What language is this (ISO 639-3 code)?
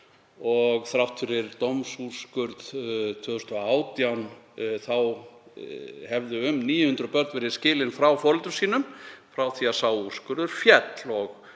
isl